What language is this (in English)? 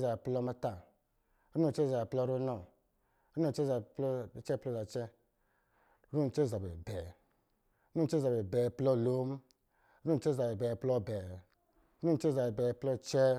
Lijili